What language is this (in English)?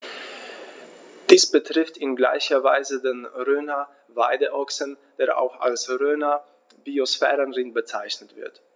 German